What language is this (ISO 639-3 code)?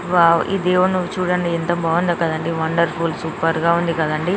tel